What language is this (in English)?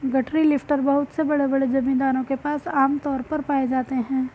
Hindi